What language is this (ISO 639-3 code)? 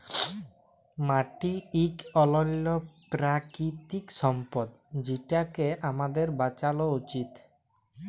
ben